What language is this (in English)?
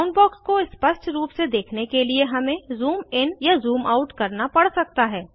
Hindi